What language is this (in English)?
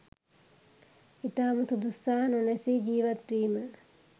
Sinhala